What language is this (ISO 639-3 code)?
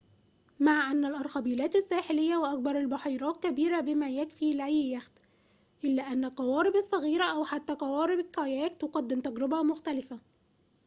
ara